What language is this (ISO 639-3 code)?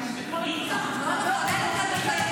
heb